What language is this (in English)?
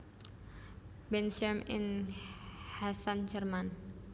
Javanese